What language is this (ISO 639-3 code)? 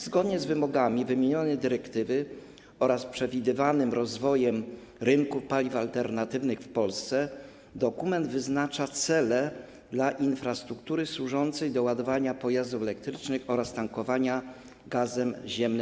pol